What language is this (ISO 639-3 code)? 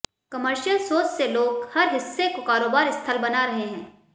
hin